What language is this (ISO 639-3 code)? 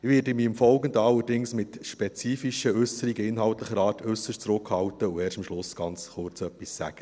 gsw